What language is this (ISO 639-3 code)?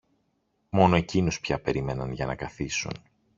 ell